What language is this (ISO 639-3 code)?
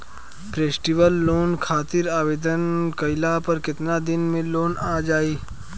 bho